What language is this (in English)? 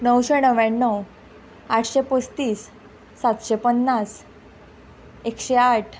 Konkani